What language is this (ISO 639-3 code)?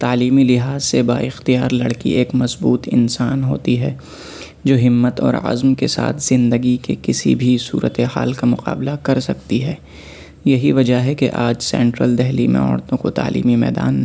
urd